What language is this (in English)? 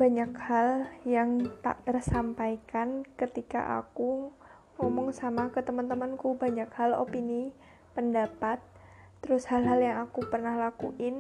Indonesian